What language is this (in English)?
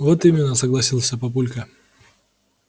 Russian